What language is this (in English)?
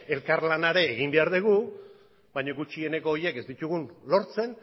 Basque